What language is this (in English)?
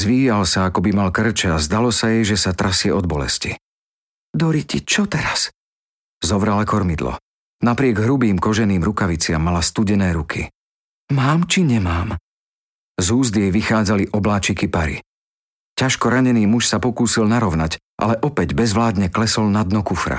Slovak